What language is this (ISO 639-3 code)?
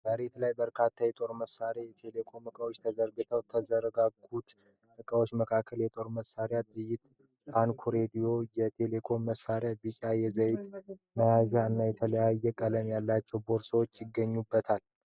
amh